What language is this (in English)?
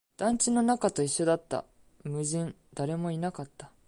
Japanese